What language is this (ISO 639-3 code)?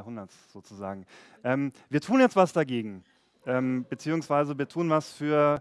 deu